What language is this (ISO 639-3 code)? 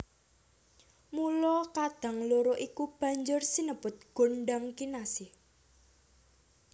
jav